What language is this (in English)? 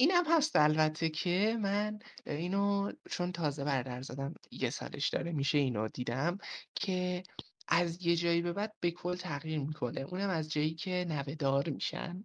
Persian